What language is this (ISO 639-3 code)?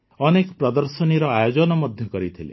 ori